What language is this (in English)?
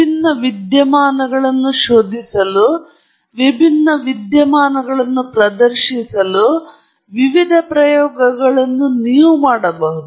Kannada